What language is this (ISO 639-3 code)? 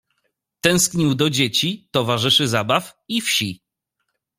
pol